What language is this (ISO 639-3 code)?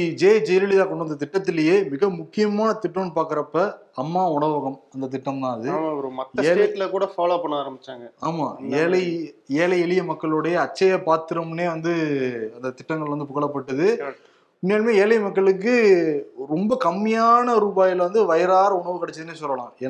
tam